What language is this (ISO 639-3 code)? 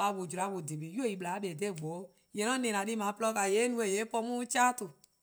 kqo